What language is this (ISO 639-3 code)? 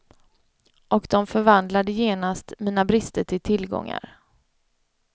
swe